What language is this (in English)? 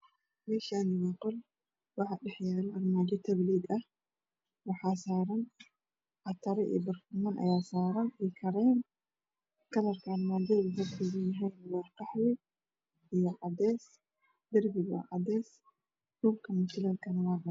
Somali